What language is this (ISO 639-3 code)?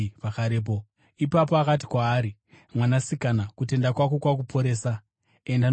sna